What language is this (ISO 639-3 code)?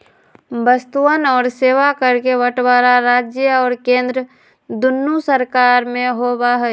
mag